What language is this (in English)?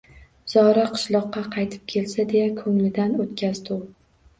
Uzbek